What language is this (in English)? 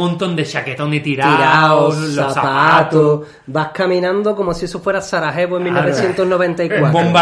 Spanish